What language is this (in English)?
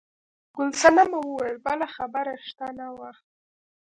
Pashto